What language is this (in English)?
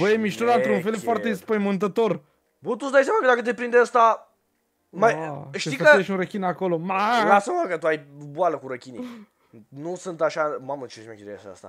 Romanian